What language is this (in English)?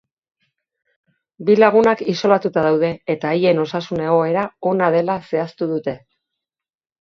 Basque